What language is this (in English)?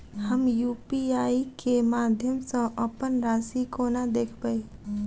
Maithili